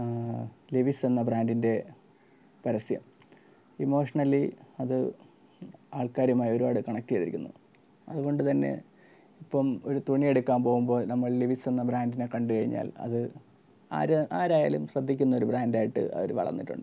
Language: Malayalam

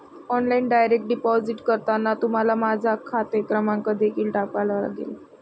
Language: Marathi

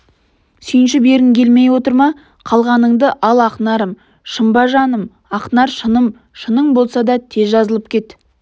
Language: Kazakh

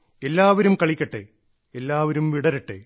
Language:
Malayalam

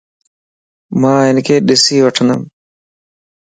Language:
Lasi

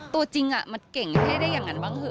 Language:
Thai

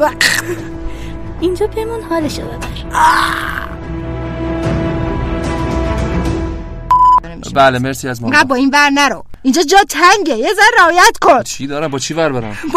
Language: Persian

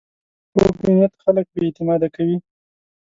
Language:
Pashto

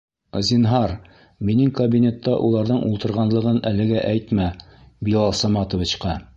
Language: Bashkir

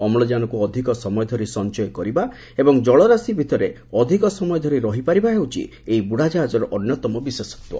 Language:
Odia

